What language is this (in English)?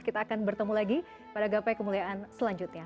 Indonesian